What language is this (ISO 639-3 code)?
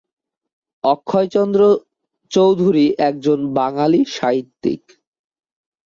ben